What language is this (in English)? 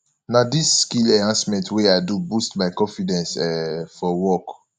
Nigerian Pidgin